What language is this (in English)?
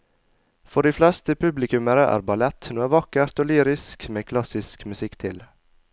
Norwegian